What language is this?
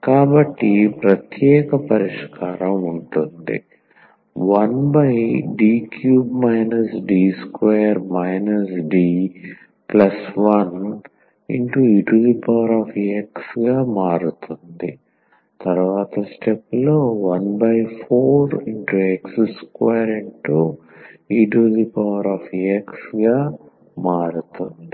Telugu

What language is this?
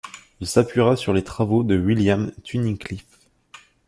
French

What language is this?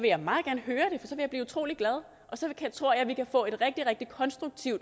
Danish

